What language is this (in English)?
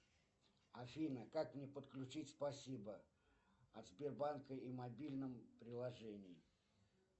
Russian